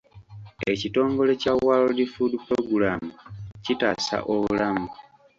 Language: Ganda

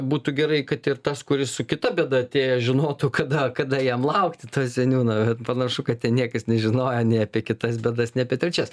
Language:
Lithuanian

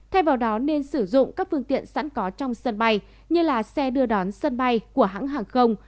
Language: Vietnamese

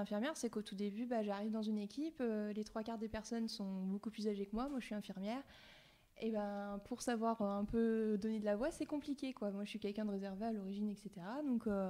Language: French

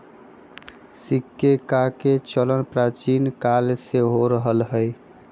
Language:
Magahi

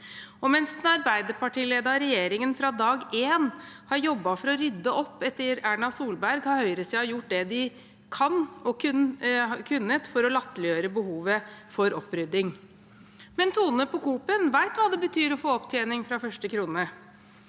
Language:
Norwegian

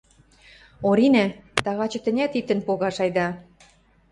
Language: Western Mari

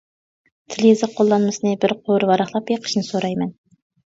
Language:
Uyghur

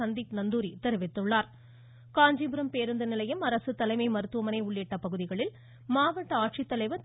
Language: Tamil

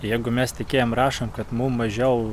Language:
Lithuanian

